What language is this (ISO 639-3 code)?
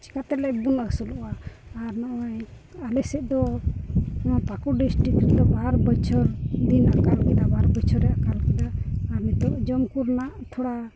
sat